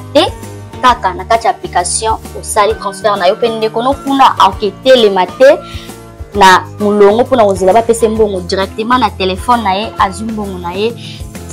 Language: French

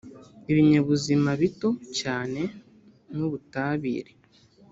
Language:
Kinyarwanda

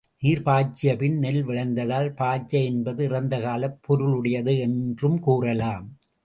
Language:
Tamil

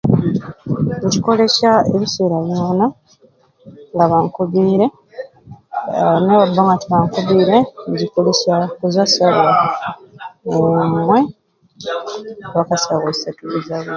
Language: Ruuli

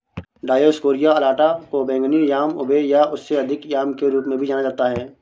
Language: Hindi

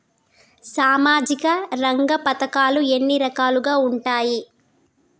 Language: Telugu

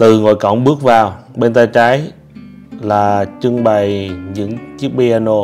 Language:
Vietnamese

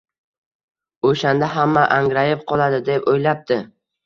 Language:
Uzbek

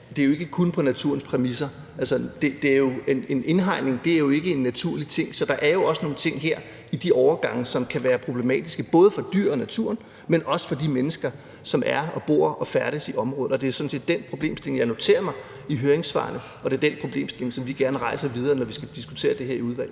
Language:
Danish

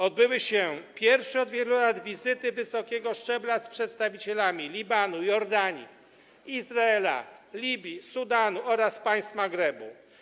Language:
Polish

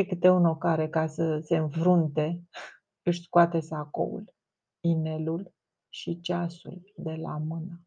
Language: Romanian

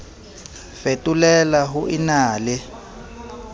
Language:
Southern Sotho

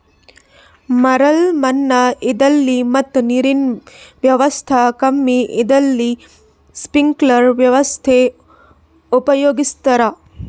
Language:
Kannada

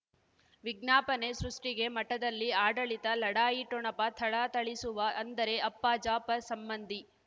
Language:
Kannada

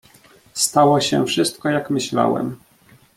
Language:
Polish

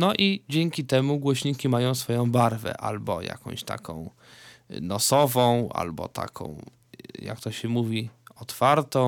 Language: Polish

